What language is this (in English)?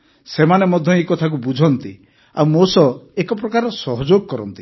Odia